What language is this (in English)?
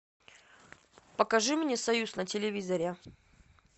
Russian